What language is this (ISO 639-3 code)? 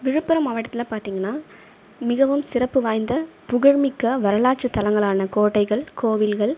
tam